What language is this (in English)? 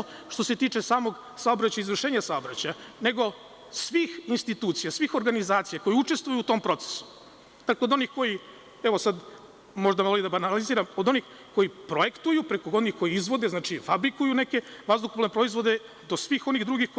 Serbian